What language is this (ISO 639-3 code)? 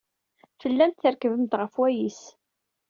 kab